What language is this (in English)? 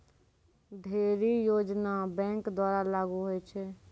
Maithili